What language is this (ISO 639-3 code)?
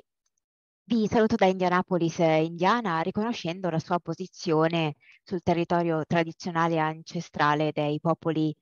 ita